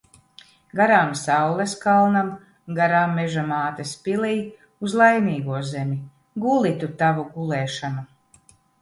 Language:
Latvian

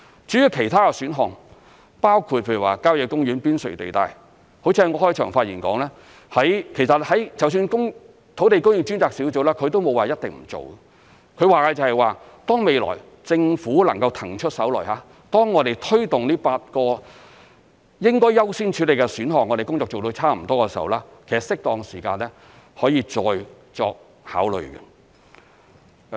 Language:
Cantonese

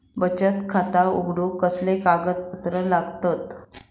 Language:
Marathi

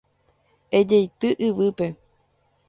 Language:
Guarani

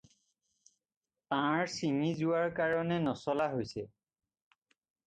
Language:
Assamese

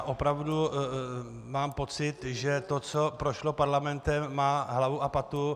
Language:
Czech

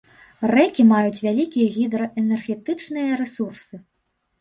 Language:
Belarusian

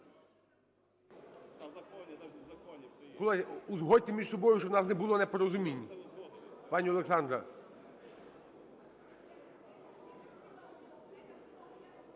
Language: Ukrainian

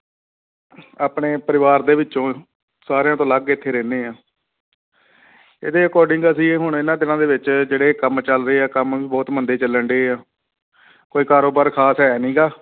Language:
Punjabi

